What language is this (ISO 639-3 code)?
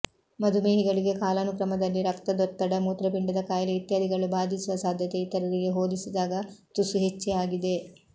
kan